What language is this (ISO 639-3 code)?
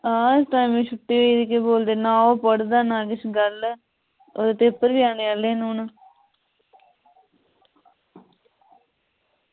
doi